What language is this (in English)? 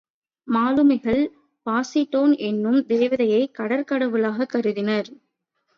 Tamil